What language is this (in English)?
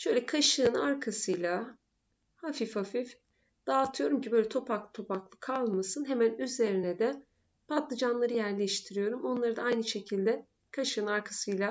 Turkish